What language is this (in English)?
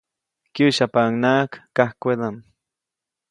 Copainalá Zoque